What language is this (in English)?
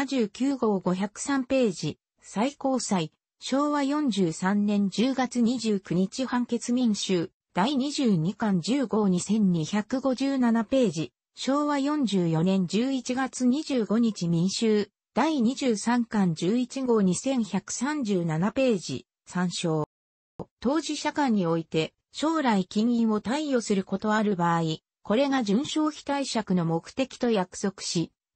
Japanese